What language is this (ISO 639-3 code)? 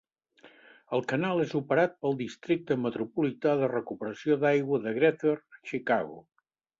cat